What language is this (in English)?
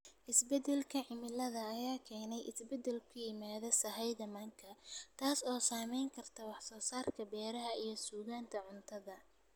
Somali